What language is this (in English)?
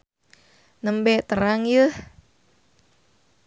Sundanese